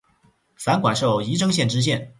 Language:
Chinese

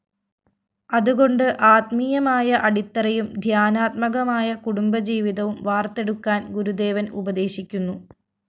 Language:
Malayalam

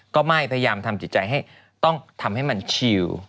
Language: Thai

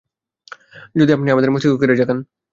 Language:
Bangla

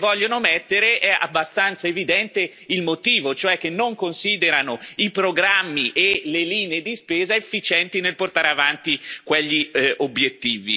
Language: Italian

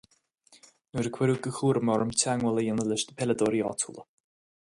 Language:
Irish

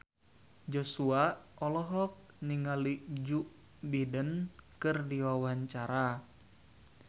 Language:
Sundanese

